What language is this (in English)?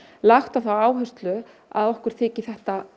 Icelandic